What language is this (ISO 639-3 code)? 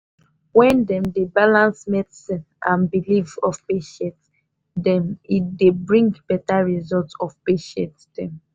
pcm